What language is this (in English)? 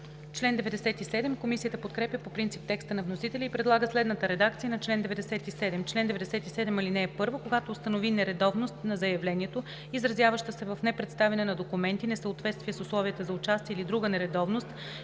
Bulgarian